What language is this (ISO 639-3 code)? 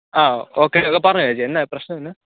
mal